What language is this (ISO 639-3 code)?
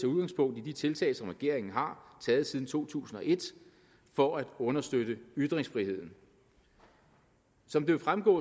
dan